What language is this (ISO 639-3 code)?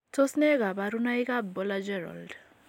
kln